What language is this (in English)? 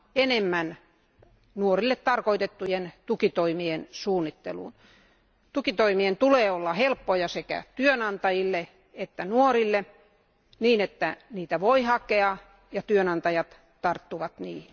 Finnish